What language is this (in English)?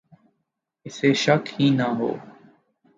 Urdu